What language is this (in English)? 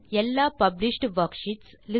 Tamil